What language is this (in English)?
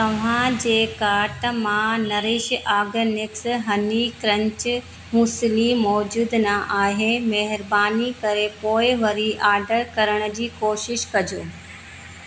Sindhi